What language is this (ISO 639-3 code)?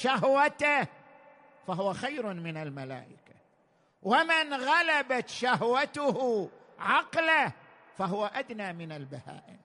ara